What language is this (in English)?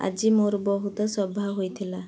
Odia